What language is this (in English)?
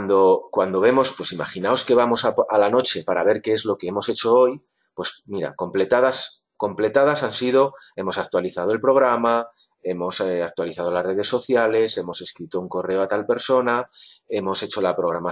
Spanish